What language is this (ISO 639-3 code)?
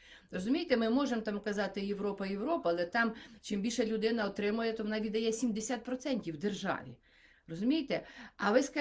ukr